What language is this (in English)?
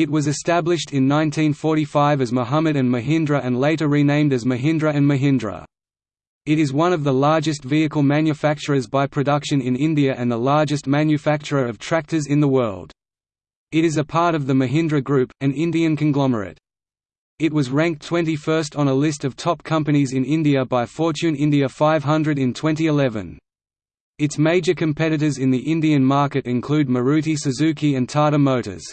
English